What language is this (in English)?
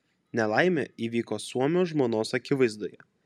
Lithuanian